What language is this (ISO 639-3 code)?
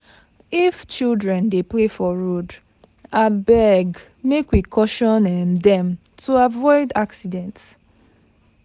pcm